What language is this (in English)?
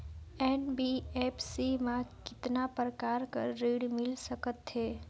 Chhattisgarhi